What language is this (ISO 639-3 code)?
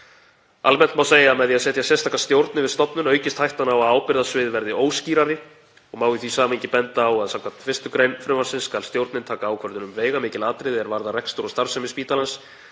isl